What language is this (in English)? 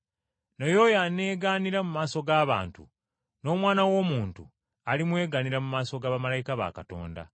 Ganda